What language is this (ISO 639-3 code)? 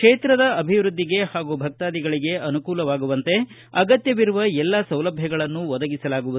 kan